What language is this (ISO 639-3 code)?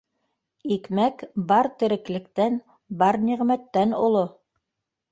bak